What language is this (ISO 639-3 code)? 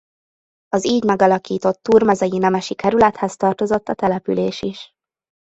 hun